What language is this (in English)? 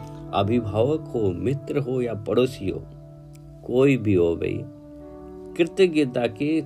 Hindi